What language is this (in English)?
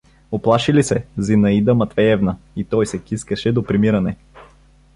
Bulgarian